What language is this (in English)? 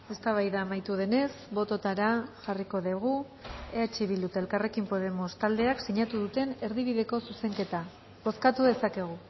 Basque